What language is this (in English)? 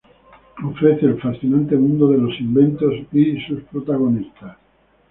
Spanish